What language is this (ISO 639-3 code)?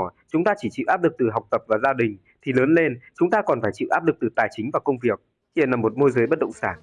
vie